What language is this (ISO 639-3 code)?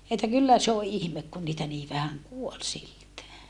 fin